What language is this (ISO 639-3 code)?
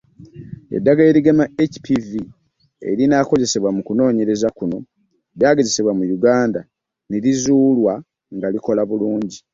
lug